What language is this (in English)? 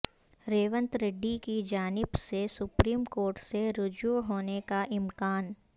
Urdu